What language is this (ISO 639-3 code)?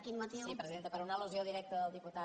cat